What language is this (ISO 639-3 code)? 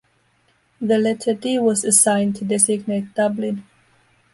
eng